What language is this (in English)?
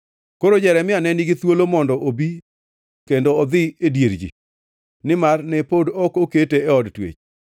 Luo (Kenya and Tanzania)